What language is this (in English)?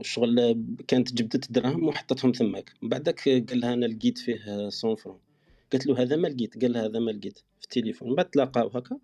Arabic